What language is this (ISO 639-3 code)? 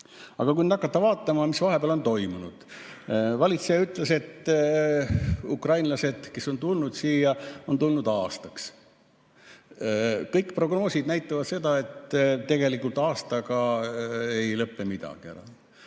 est